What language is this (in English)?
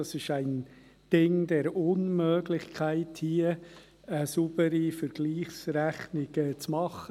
Swiss German